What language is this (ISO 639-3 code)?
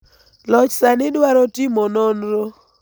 luo